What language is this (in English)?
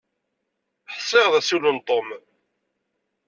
Kabyle